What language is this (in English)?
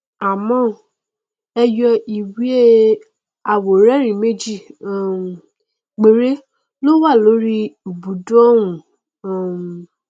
Yoruba